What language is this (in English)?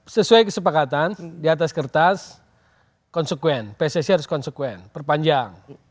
Indonesian